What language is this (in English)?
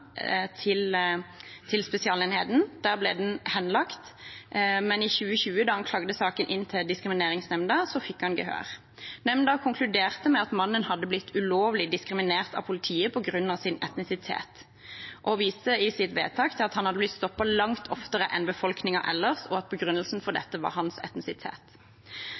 Norwegian Bokmål